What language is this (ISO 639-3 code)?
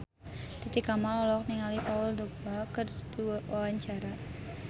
sun